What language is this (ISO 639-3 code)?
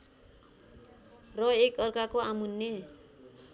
nep